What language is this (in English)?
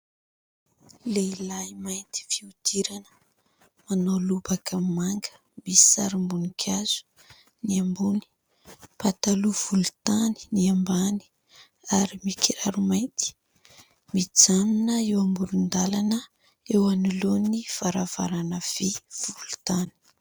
Malagasy